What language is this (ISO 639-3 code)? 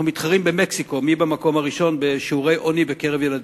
heb